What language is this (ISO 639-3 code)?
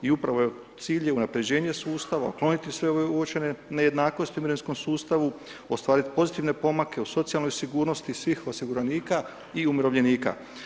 hrv